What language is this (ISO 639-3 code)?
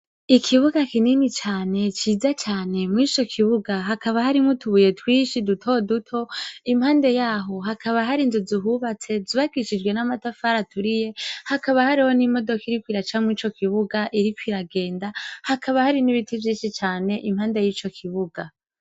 run